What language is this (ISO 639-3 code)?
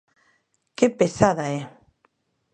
glg